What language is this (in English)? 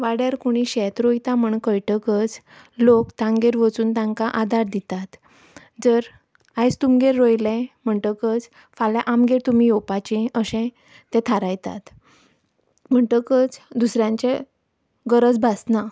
Konkani